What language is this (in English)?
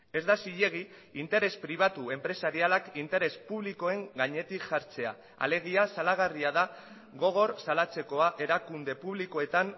Basque